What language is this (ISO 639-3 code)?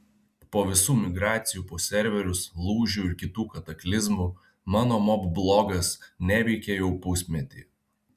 lit